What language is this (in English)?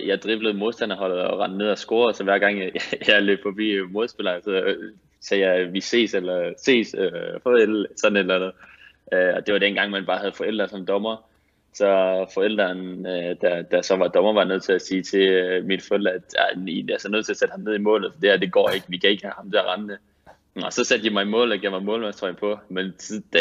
Danish